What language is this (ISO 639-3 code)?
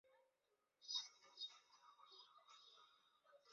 zho